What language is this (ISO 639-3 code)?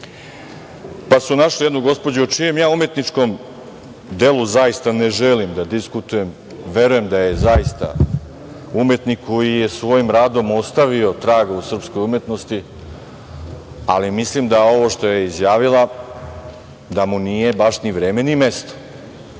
srp